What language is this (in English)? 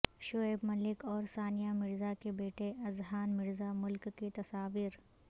Urdu